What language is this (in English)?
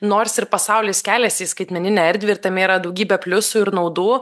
Lithuanian